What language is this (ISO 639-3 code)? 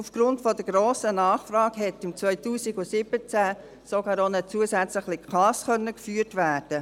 gsw